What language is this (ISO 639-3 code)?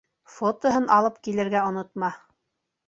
bak